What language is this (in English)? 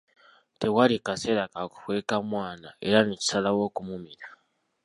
Ganda